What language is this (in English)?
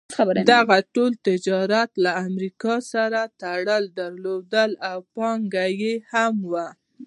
Pashto